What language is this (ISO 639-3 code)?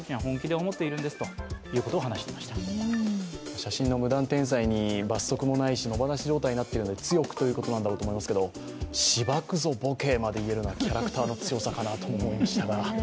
jpn